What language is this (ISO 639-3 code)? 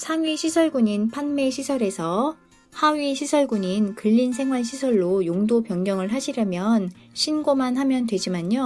kor